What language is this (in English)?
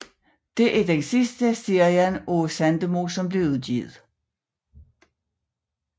Danish